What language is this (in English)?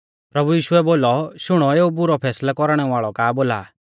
Mahasu Pahari